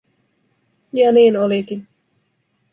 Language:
Finnish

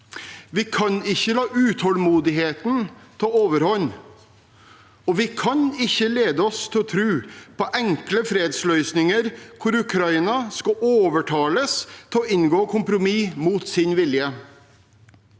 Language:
Norwegian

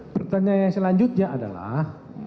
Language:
Indonesian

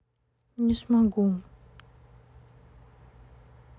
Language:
Russian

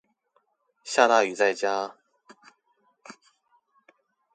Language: Chinese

